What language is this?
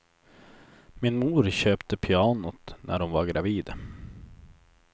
Swedish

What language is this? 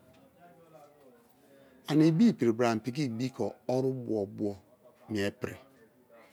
Kalabari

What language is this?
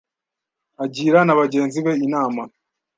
Kinyarwanda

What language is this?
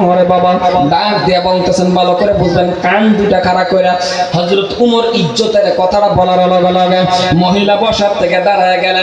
Indonesian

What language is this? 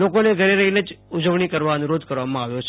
Gujarati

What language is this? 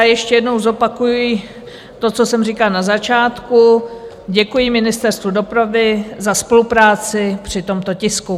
Czech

